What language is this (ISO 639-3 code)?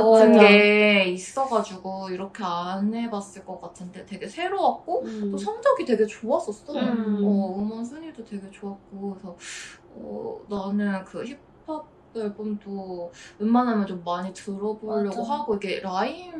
kor